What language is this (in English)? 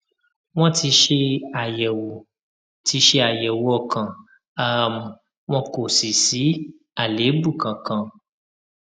Yoruba